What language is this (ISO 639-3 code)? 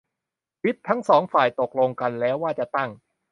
tha